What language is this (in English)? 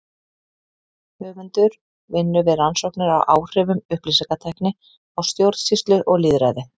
Icelandic